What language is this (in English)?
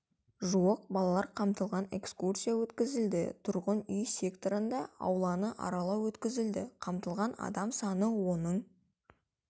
Kazakh